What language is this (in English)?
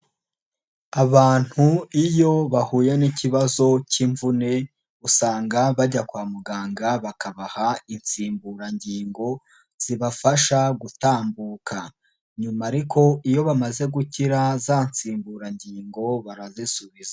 Kinyarwanda